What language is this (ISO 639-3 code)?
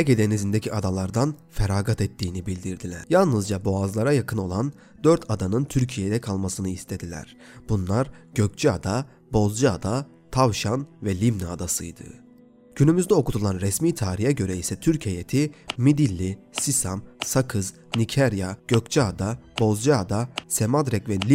tur